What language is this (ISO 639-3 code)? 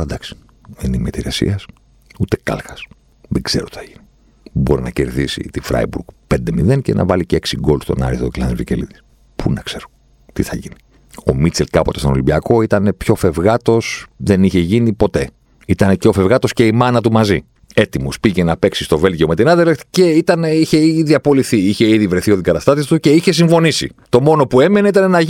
ell